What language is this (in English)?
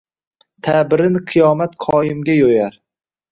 Uzbek